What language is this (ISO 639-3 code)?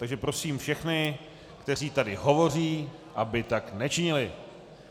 ces